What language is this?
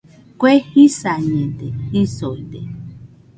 Nüpode Huitoto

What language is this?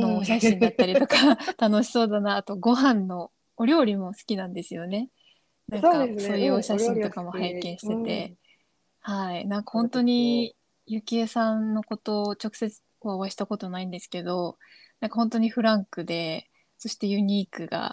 Japanese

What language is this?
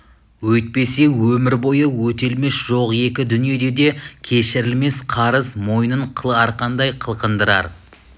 Kazakh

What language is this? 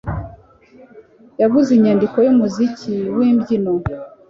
Kinyarwanda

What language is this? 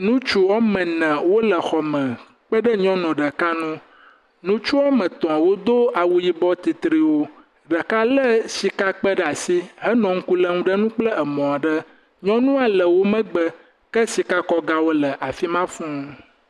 Ewe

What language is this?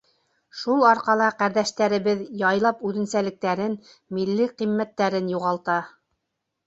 Bashkir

